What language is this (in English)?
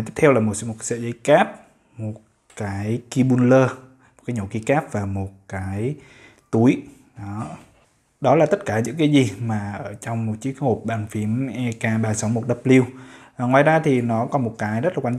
Vietnamese